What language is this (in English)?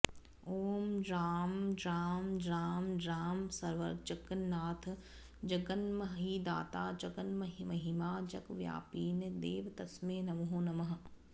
Sanskrit